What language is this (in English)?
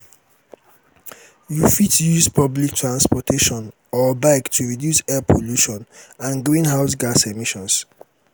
Nigerian Pidgin